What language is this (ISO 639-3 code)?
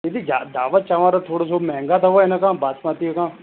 snd